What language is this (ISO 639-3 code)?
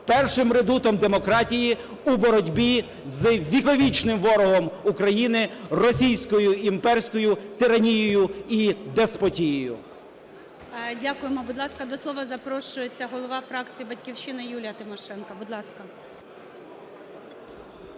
ukr